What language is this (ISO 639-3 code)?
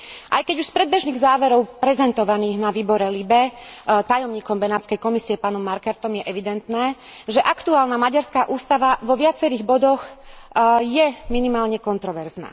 slk